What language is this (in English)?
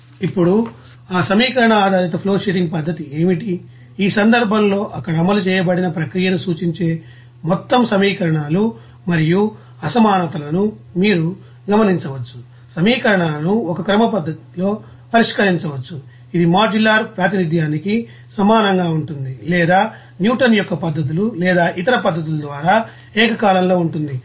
Telugu